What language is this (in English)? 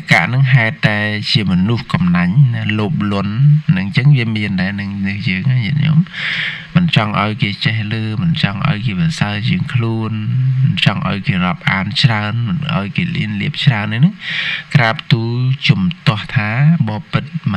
Thai